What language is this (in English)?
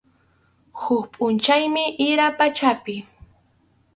Arequipa-La Unión Quechua